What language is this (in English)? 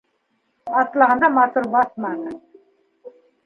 Bashkir